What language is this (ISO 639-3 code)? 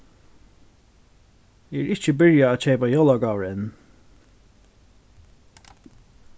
fao